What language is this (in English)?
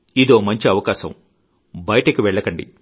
Telugu